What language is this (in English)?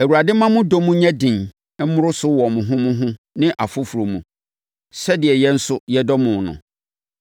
Akan